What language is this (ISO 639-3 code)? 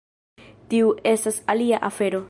epo